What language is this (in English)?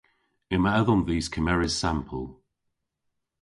Cornish